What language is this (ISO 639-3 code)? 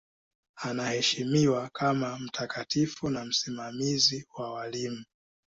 swa